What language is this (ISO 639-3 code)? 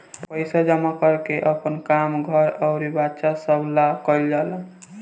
bho